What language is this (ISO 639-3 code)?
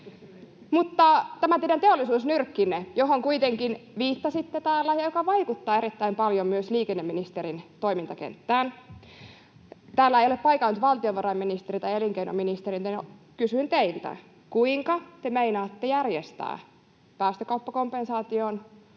fin